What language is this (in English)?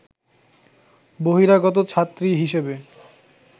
Bangla